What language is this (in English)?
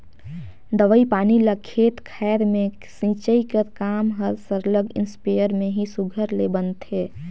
Chhattisgarhi